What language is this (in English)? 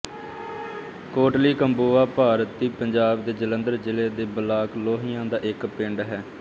Punjabi